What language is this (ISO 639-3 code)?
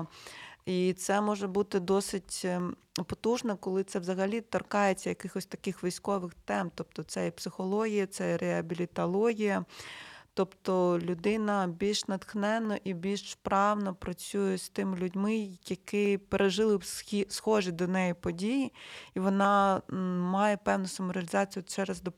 ukr